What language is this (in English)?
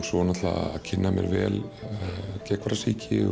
Icelandic